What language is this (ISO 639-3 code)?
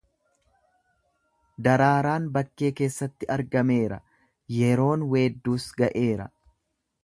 orm